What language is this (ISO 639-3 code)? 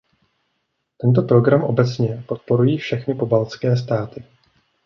ces